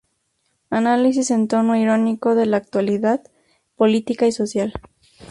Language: Spanish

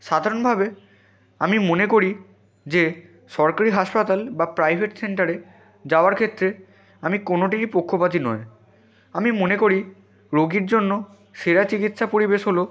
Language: Bangla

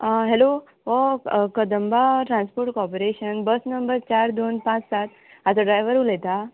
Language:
Konkani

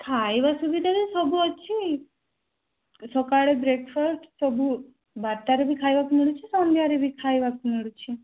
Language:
Odia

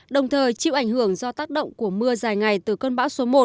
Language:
Vietnamese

